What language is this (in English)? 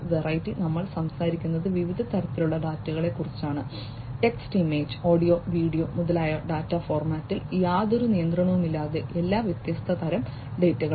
Malayalam